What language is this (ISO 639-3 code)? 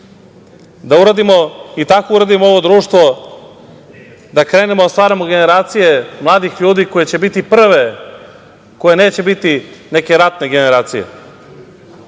srp